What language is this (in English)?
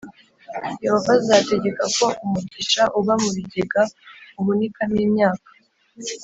Kinyarwanda